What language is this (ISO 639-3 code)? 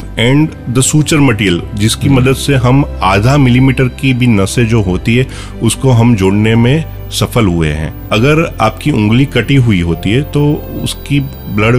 hin